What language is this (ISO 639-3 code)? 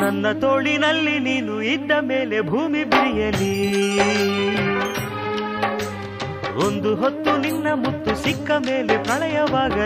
hin